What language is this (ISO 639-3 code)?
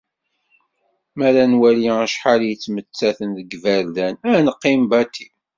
kab